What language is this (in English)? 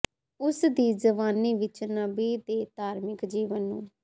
Punjabi